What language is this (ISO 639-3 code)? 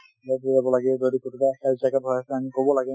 asm